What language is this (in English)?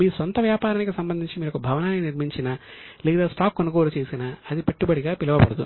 Telugu